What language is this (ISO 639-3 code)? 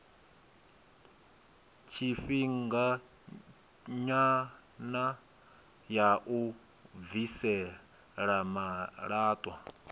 ven